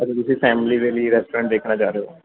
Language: Punjabi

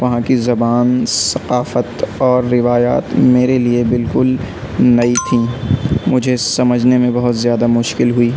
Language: Urdu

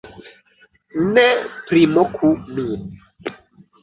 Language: Esperanto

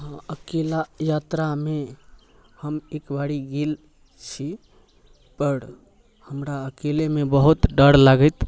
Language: Maithili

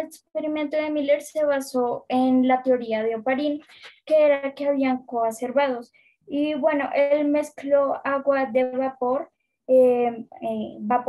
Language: Spanish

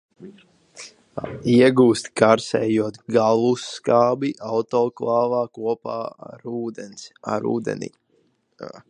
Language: Latvian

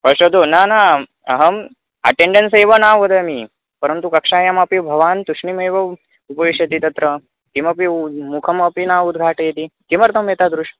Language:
Sanskrit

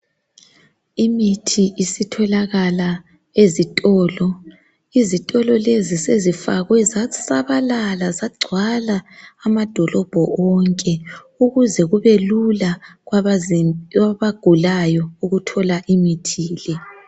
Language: North Ndebele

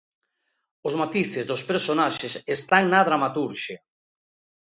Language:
Galician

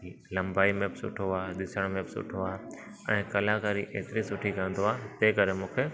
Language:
Sindhi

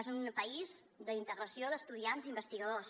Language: Catalan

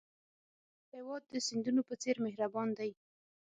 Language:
Pashto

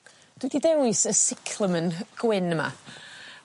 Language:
Welsh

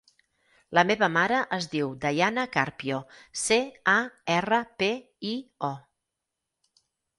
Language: Catalan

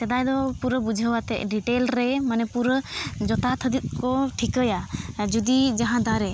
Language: Santali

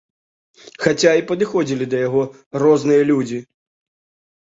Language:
Belarusian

